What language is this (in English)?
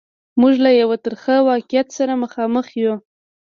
Pashto